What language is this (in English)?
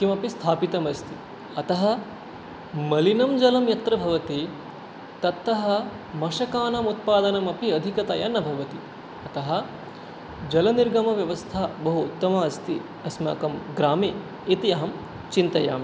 Sanskrit